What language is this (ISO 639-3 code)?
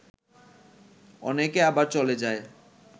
ben